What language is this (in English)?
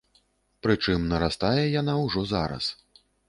Belarusian